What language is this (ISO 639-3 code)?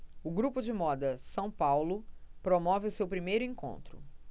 por